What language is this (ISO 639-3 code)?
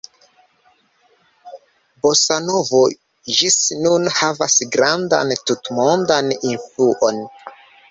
epo